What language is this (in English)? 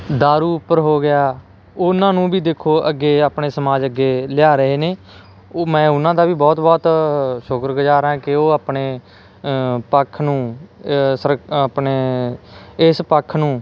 Punjabi